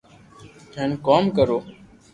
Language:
Loarki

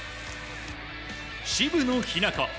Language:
Japanese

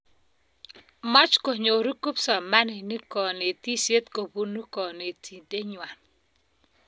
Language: Kalenjin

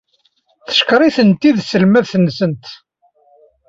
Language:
Kabyle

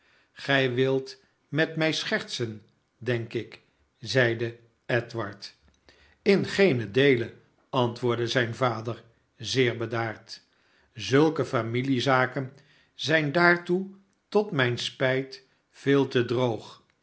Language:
Dutch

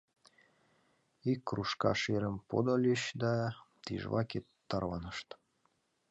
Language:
Mari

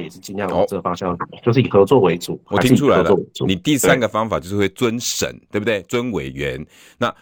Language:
Chinese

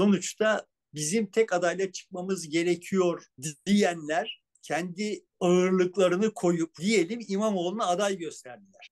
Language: Turkish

